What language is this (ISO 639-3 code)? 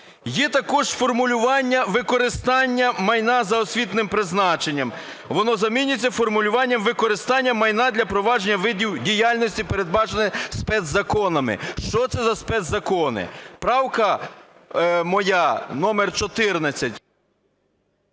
ukr